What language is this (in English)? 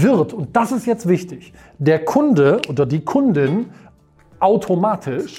German